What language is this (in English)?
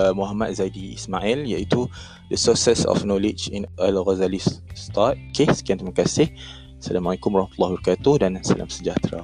Malay